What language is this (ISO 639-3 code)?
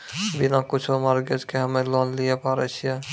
mai